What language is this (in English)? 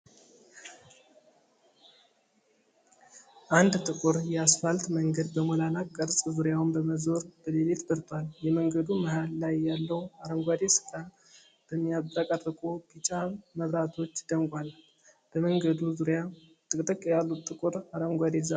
Amharic